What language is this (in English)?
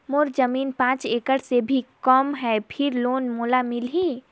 Chhattisgarhi